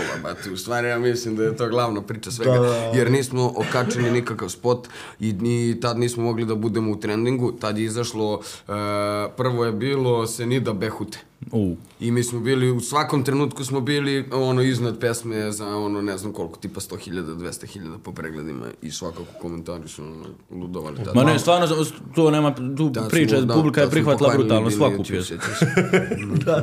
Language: Croatian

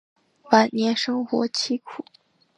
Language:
Chinese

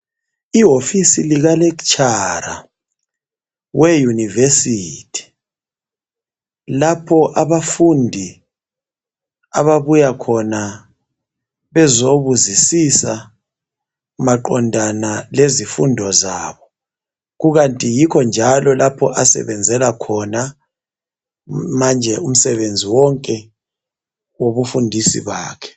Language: North Ndebele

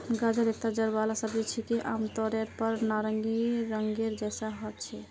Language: Magahi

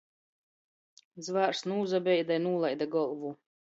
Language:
Latgalian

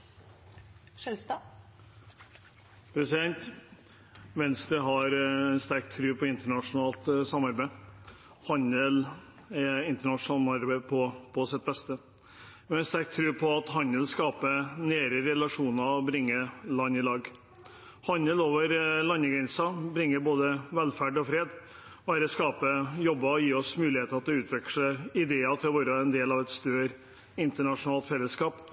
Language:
Norwegian Bokmål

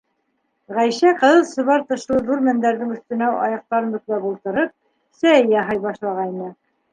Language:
Bashkir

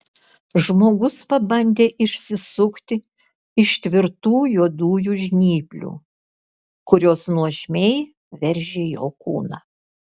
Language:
Lithuanian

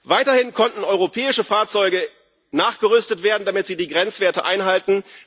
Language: German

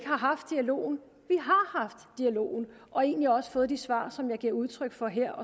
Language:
Danish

